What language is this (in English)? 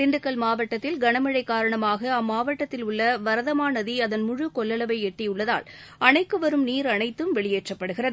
Tamil